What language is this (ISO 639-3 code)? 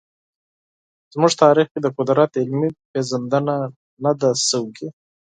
pus